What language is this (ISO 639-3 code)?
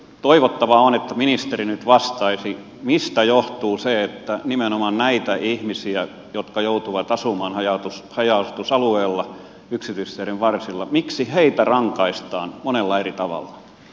fin